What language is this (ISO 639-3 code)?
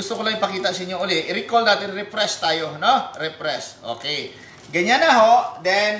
fil